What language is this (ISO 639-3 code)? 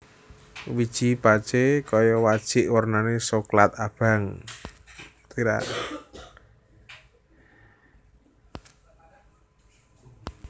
jav